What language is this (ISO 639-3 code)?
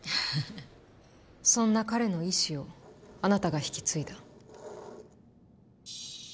jpn